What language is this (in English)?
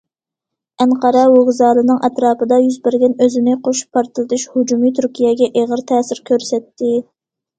Uyghur